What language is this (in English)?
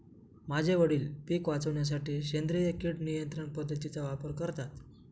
Marathi